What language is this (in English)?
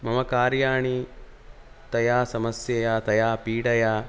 Sanskrit